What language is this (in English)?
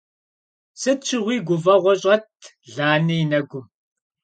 Kabardian